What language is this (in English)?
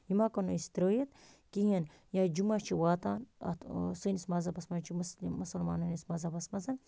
Kashmiri